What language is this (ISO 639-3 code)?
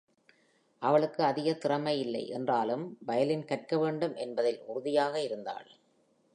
tam